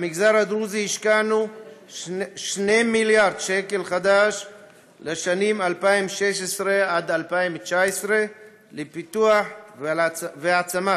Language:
Hebrew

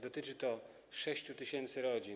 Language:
Polish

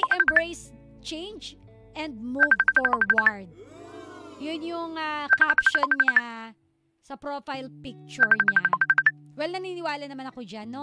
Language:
Filipino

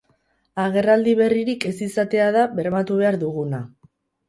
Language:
Basque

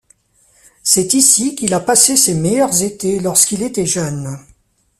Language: French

